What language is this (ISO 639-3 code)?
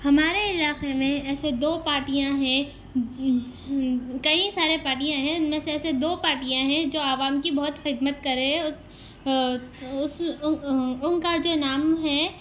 urd